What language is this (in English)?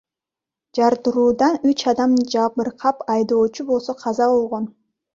Kyrgyz